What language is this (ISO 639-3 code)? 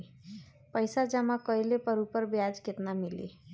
bho